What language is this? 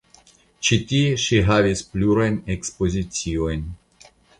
Esperanto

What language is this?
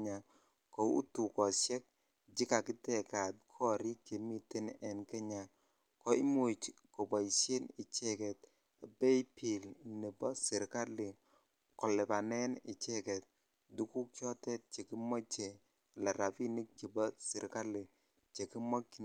Kalenjin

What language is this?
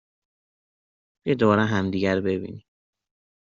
Persian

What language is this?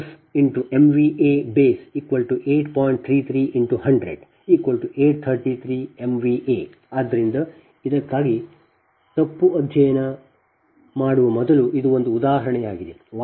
Kannada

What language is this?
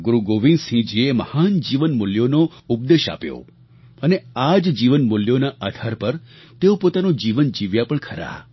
Gujarati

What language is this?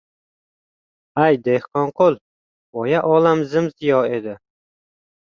Uzbek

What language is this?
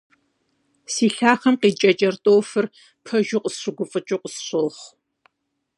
Kabardian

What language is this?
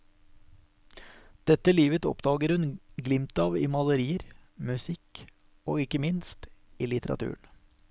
Norwegian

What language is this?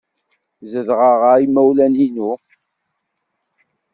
Kabyle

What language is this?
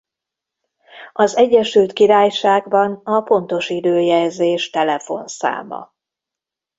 Hungarian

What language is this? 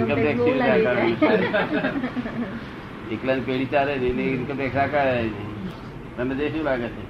Gujarati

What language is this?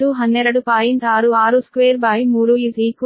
Kannada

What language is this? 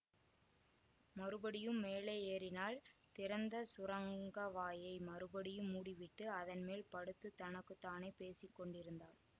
Tamil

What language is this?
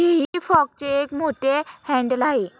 Marathi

